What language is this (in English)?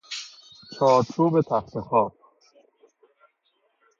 Persian